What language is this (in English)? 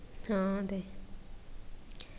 Malayalam